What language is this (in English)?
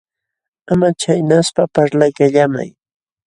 Jauja Wanca Quechua